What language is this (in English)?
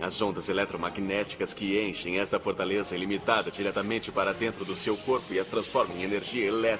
Portuguese